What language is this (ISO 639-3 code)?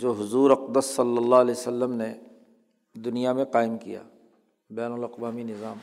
urd